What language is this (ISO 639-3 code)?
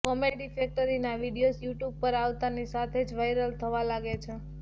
guj